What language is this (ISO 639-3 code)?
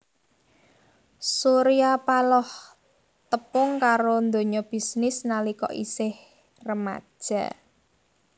jav